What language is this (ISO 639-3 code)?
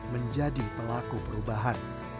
ind